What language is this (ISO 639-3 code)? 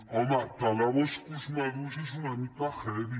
cat